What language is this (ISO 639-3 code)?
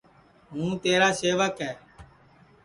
ssi